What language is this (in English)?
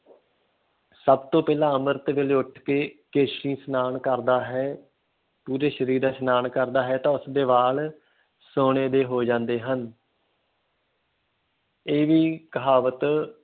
Punjabi